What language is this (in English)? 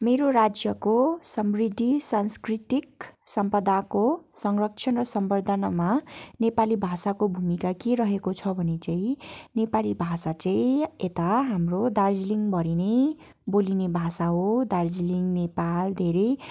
Nepali